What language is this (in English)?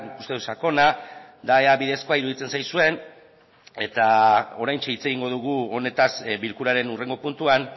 Basque